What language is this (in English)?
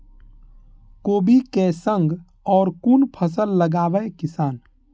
Maithili